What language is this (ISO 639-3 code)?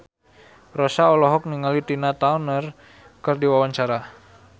sun